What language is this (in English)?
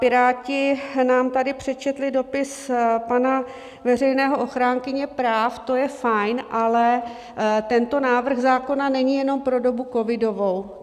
Czech